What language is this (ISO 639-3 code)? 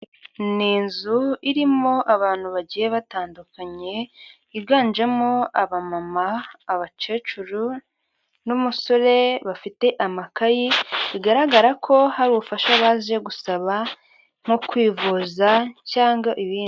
kin